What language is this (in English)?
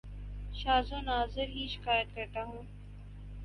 Urdu